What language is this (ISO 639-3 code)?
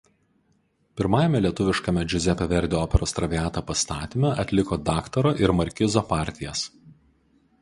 lit